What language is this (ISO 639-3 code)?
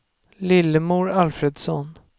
swe